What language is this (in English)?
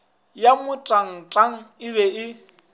Northern Sotho